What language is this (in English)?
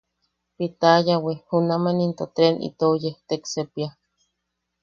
Yaqui